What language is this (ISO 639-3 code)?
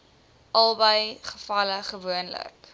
afr